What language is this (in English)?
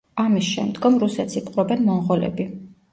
Georgian